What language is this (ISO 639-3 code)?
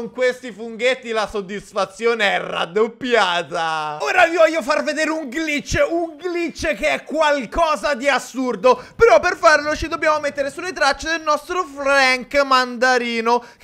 ita